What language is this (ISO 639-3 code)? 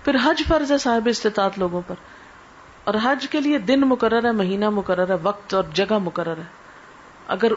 urd